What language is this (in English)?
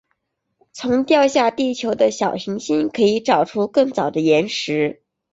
Chinese